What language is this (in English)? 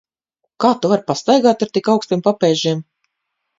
Latvian